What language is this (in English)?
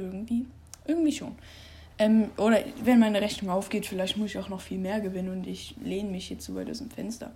German